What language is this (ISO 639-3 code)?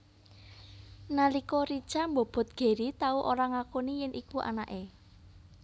jav